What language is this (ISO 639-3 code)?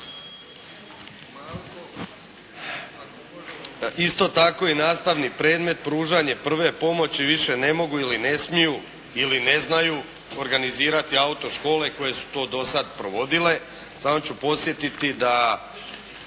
hrv